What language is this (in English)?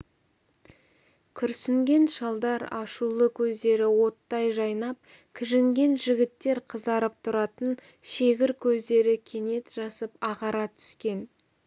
Kazakh